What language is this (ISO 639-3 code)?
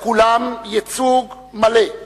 heb